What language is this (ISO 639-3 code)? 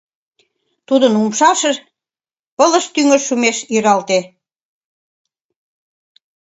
chm